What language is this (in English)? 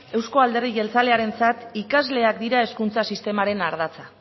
Basque